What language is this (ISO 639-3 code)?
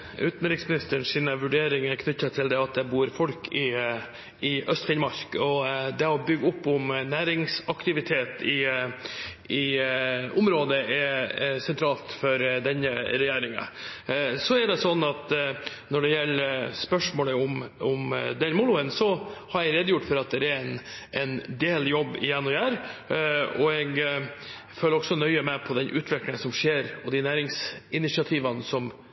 nob